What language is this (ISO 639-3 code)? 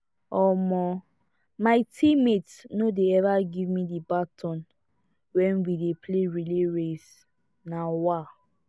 pcm